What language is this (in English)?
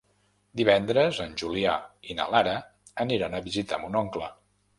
Catalan